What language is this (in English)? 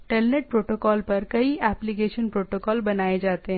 Hindi